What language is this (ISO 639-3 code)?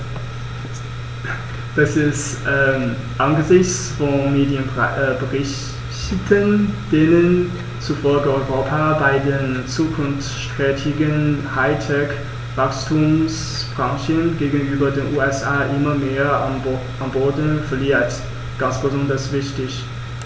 deu